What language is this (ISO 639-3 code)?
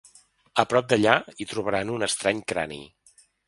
cat